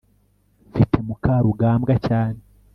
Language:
Kinyarwanda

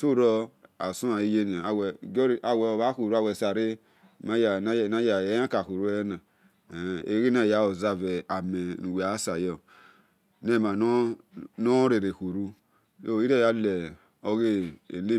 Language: Esan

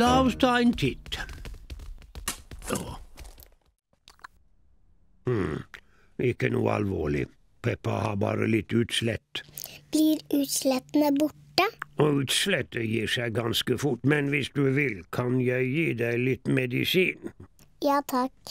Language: Norwegian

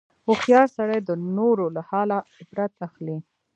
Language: Pashto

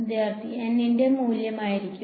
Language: Malayalam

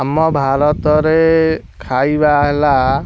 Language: Odia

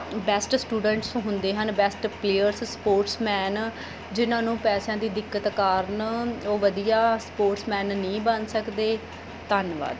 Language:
Punjabi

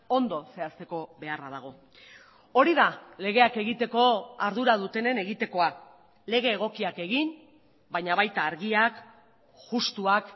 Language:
Basque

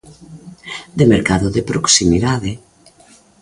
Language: Galician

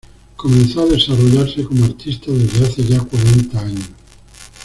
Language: Spanish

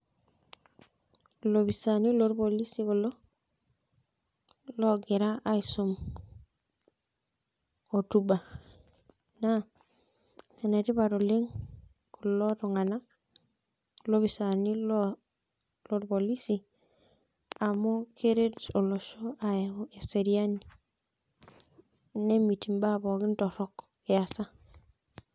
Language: Masai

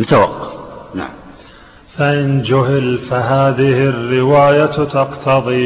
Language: Arabic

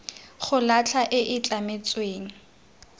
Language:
Tswana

